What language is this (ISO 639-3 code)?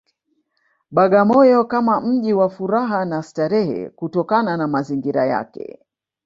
swa